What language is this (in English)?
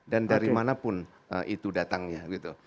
Indonesian